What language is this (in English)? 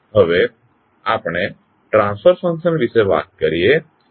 Gujarati